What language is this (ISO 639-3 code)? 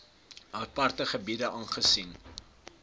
afr